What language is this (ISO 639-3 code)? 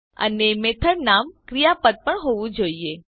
guj